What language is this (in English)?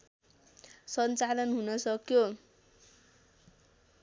Nepali